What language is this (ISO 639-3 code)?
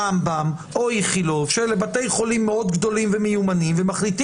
heb